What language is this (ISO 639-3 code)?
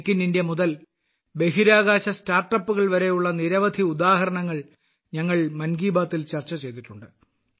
mal